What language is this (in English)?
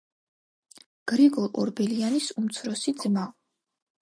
Georgian